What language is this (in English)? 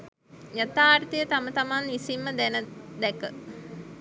Sinhala